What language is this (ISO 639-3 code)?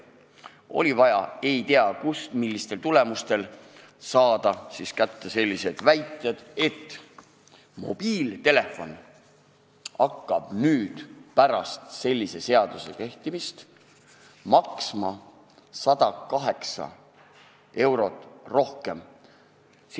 est